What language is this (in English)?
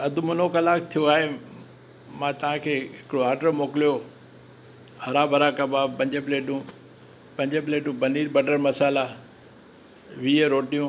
Sindhi